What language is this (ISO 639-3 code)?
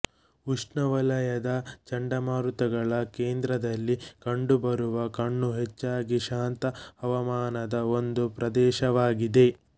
kan